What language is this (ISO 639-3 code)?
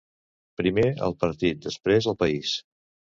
cat